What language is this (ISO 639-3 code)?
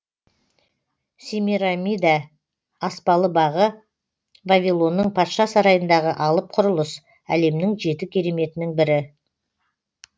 kaz